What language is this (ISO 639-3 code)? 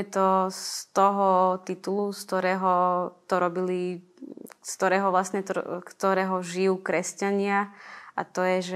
slk